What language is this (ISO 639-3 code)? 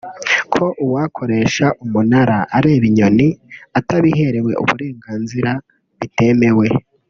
kin